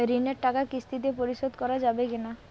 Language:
Bangla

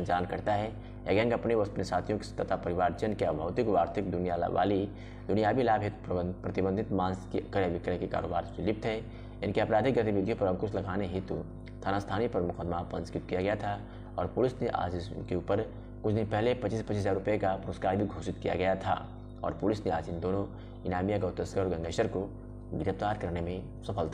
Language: Hindi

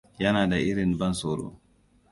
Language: Hausa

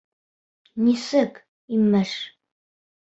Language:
Bashkir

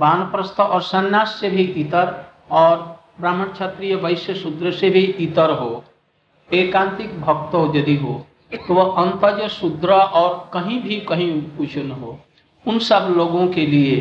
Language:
Hindi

